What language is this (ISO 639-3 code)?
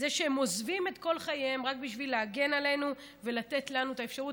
heb